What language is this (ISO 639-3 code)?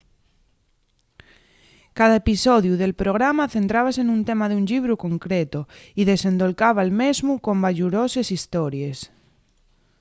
ast